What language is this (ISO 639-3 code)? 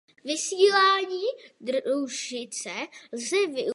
ces